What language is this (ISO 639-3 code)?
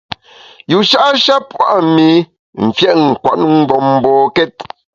bax